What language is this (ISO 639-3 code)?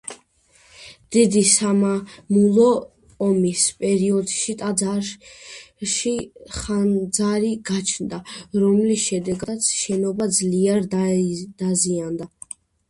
kat